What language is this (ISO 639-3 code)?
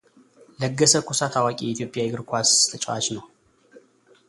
amh